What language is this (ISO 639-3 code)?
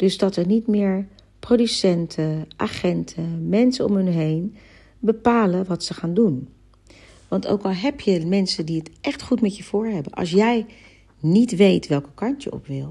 nld